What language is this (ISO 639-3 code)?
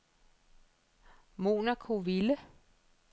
dan